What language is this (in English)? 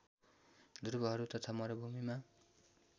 Nepali